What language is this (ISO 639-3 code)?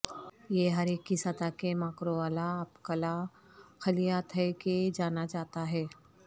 urd